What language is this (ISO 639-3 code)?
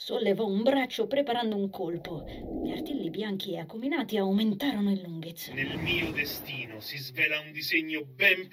ita